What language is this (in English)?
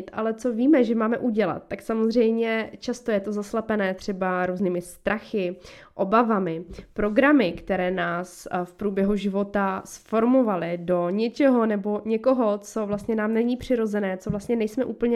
Czech